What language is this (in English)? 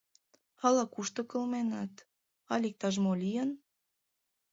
Mari